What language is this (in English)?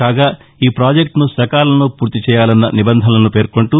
Telugu